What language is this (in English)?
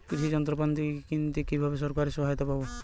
Bangla